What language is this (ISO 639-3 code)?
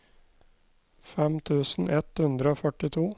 nor